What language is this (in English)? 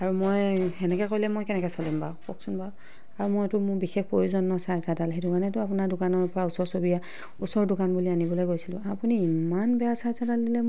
Assamese